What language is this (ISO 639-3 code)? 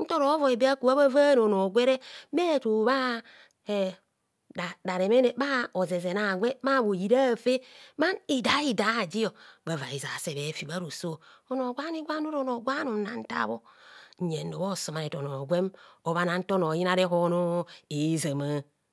bcs